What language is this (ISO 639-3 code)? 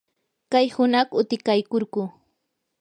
qur